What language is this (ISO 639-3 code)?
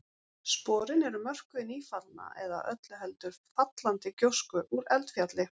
isl